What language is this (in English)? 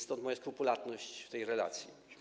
Polish